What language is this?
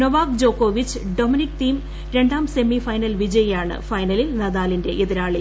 Malayalam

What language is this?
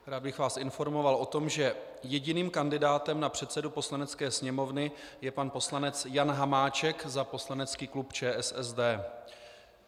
Czech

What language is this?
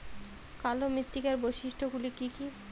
Bangla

